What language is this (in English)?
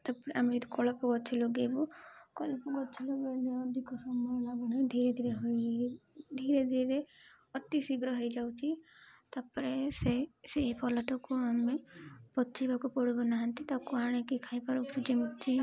Odia